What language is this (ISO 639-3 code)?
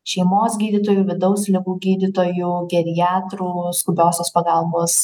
lit